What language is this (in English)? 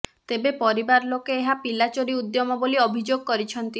Odia